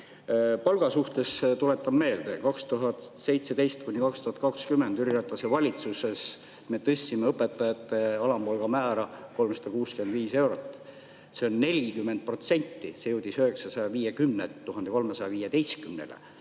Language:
Estonian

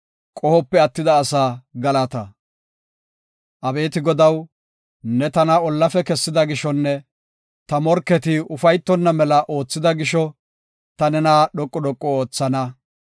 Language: Gofa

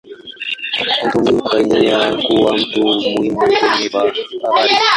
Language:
Swahili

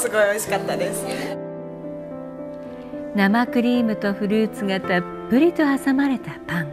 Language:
Japanese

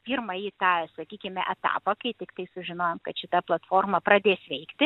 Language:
Lithuanian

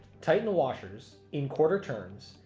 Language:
English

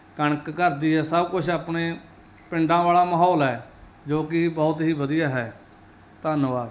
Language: Punjabi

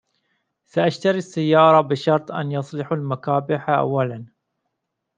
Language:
Arabic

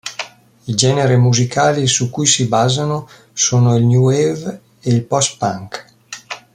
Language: Italian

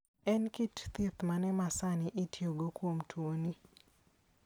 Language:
Luo (Kenya and Tanzania)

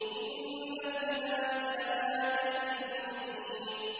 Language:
Arabic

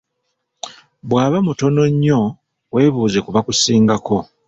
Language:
Ganda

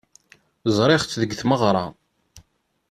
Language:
Kabyle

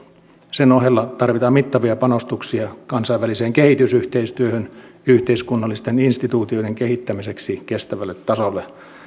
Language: Finnish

